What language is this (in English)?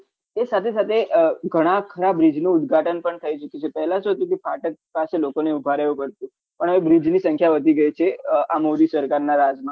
Gujarati